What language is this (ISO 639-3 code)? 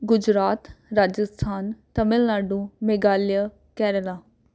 pan